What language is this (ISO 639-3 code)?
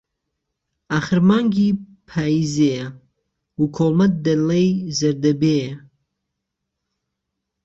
ckb